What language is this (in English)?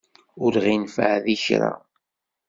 Kabyle